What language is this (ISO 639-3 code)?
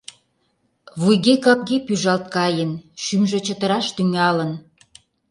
chm